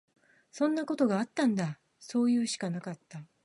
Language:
Japanese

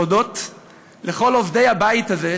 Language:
Hebrew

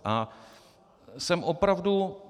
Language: Czech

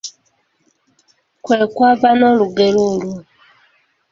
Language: Ganda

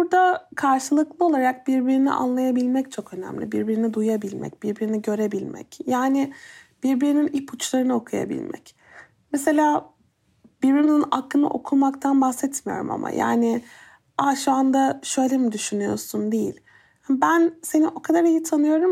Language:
Turkish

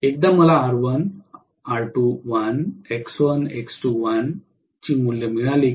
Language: Marathi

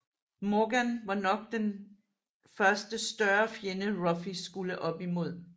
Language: Danish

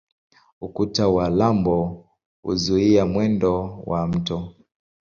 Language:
Swahili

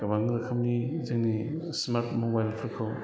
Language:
Bodo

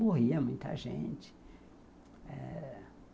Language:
Portuguese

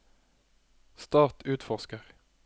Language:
Norwegian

